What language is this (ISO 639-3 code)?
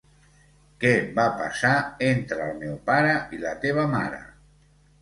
cat